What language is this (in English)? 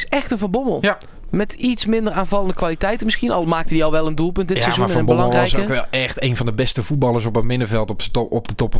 Dutch